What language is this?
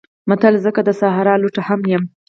Pashto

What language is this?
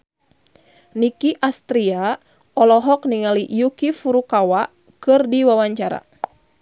Sundanese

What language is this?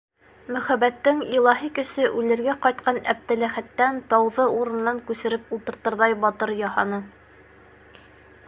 Bashkir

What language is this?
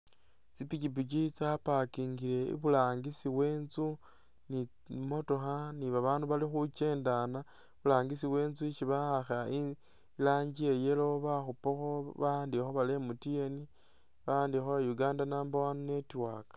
Masaaba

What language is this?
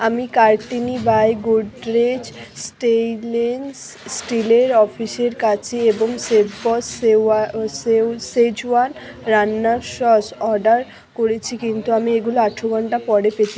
Bangla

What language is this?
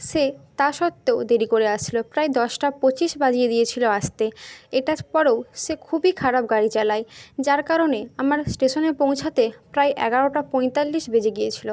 Bangla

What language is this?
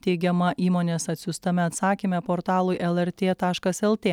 Lithuanian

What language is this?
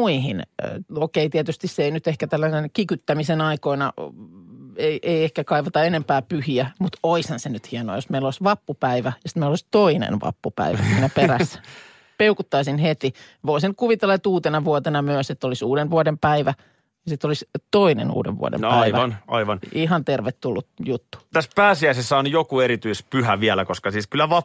Finnish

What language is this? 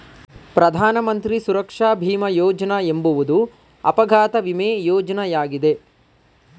Kannada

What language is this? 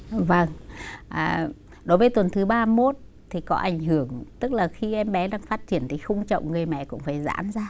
Vietnamese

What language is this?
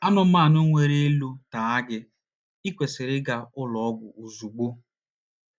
Igbo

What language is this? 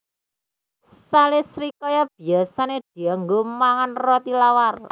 Javanese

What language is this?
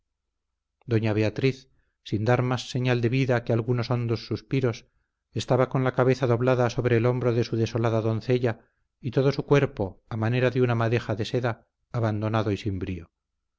Spanish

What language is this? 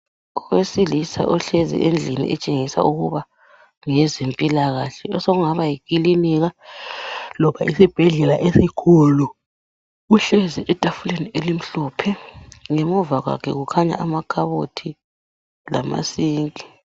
North Ndebele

